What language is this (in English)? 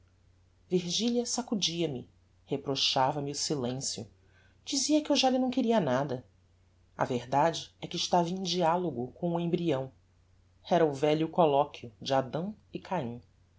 Portuguese